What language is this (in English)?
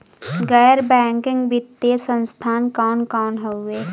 Bhojpuri